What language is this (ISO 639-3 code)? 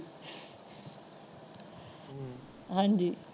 pan